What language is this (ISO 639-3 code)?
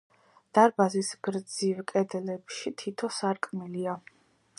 kat